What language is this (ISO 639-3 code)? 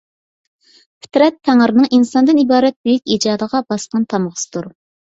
uig